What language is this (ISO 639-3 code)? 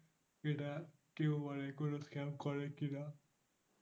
ben